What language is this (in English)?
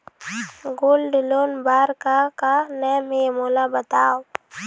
Chhattisgarhi